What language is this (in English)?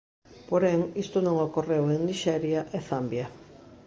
Galician